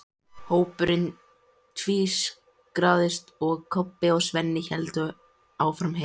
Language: Icelandic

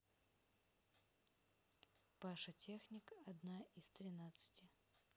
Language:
Russian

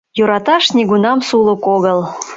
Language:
Mari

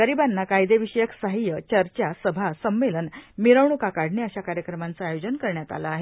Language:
Marathi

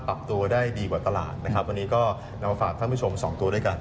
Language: Thai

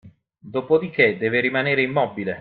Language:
Italian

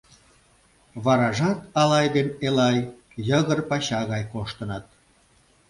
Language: Mari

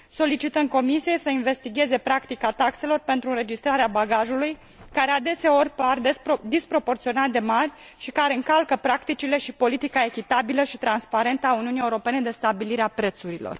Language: Romanian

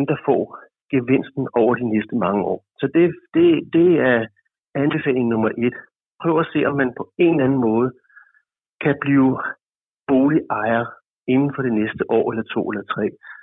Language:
Danish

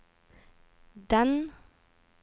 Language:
Norwegian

